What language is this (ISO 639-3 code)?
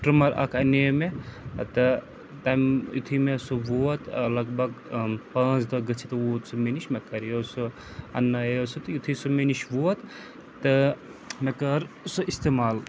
kas